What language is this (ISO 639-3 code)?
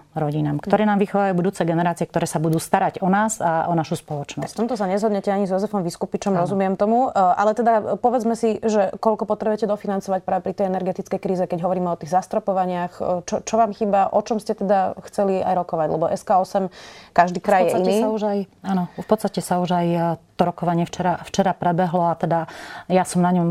slk